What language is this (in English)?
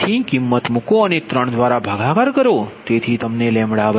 Gujarati